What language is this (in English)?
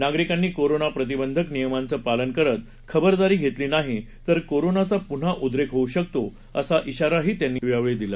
Marathi